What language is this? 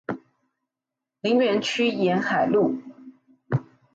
Chinese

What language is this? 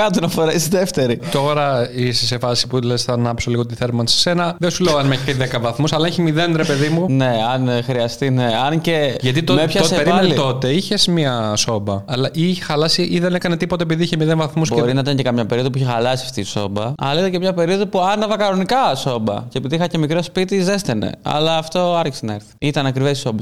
Greek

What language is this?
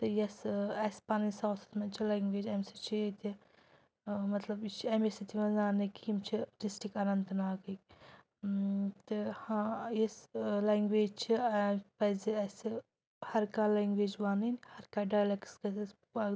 Kashmiri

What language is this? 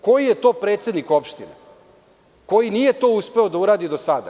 Serbian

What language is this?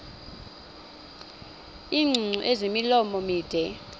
Xhosa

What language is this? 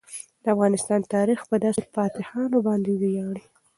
Pashto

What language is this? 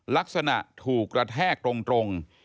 Thai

